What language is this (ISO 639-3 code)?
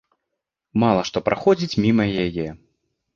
bel